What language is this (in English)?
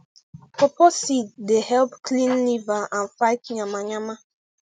Nigerian Pidgin